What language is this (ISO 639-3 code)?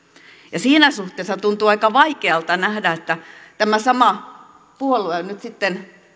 fin